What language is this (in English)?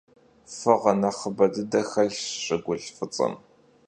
Kabardian